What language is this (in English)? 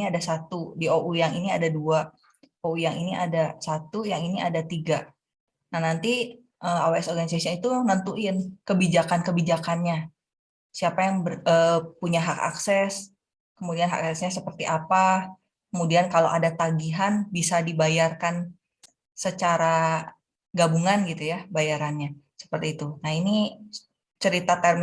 Indonesian